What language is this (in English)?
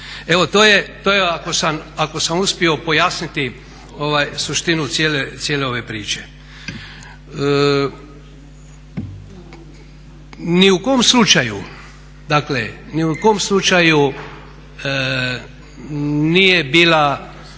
Croatian